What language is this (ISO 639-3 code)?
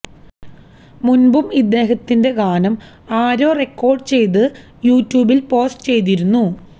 mal